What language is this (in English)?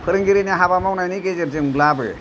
Bodo